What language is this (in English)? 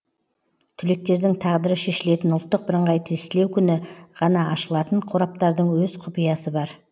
Kazakh